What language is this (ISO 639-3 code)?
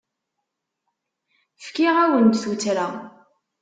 kab